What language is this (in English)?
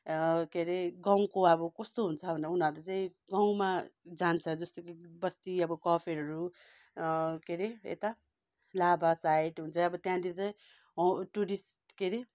Nepali